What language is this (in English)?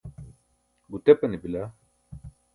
Burushaski